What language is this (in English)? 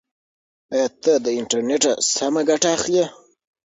Pashto